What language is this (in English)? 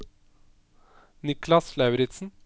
Norwegian